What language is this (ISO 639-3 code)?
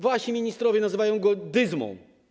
pol